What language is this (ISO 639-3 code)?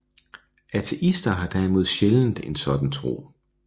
dan